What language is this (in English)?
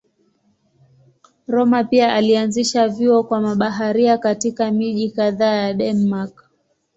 Swahili